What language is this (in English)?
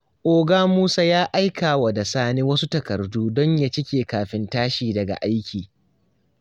Hausa